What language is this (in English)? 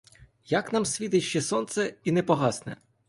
Ukrainian